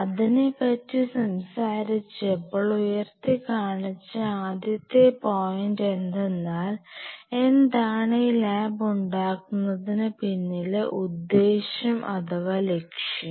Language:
Malayalam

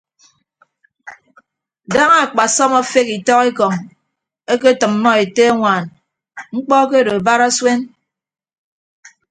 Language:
Ibibio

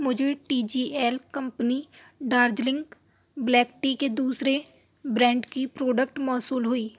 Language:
Urdu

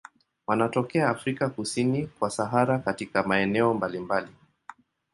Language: Swahili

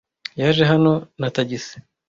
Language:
Kinyarwanda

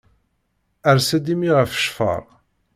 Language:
Kabyle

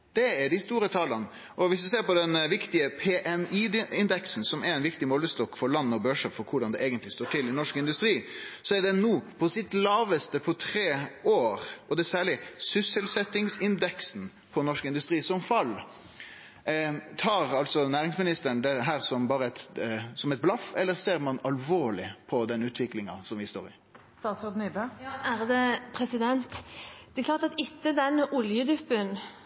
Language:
Norwegian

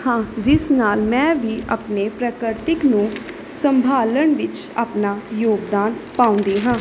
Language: Punjabi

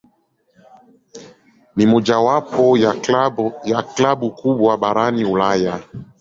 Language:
Swahili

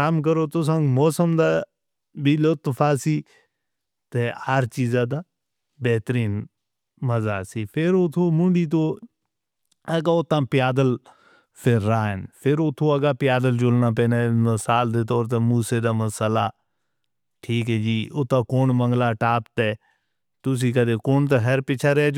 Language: Northern Hindko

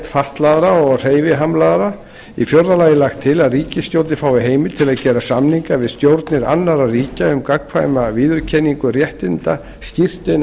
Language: Icelandic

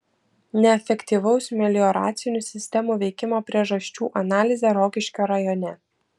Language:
Lithuanian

